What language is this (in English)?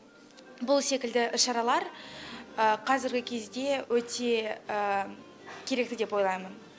Kazakh